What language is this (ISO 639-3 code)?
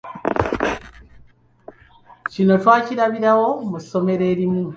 lug